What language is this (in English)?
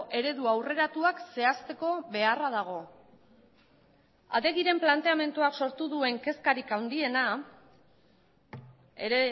Basque